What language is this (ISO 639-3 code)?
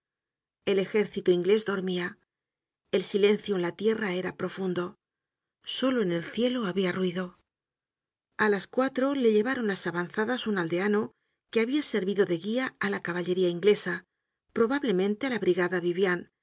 spa